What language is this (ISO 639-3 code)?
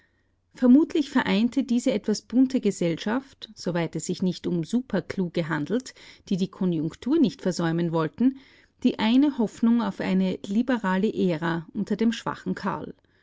deu